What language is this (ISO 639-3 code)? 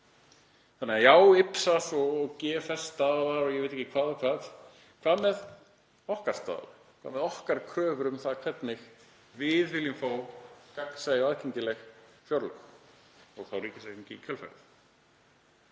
isl